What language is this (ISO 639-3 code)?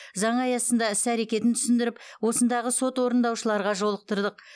kaz